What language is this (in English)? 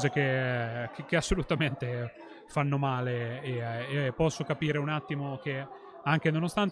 Italian